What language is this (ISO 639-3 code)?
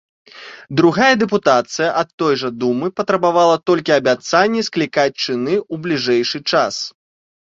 bel